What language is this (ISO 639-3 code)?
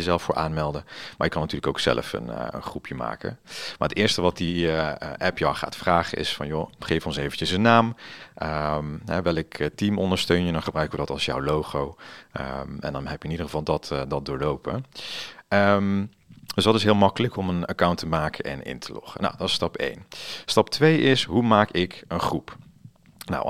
nld